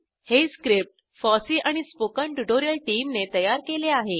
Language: Marathi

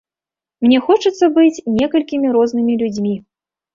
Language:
Belarusian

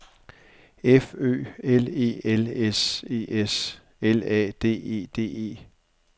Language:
Danish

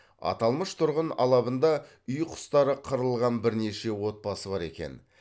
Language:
Kazakh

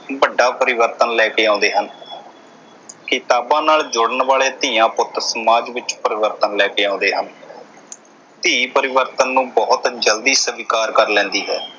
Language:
Punjabi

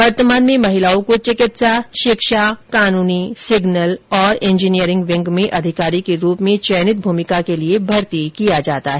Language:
Hindi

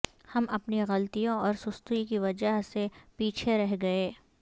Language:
Urdu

